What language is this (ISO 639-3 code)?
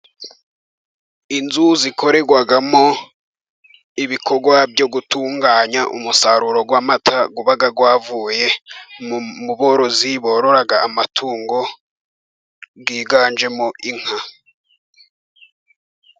kin